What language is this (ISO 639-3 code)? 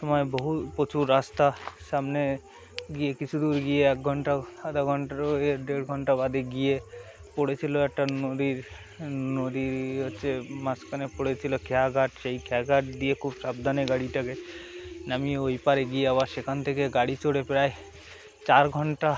ben